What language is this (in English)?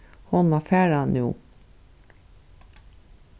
Faroese